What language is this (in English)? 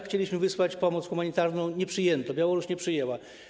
Polish